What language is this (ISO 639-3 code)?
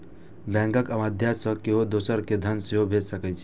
mai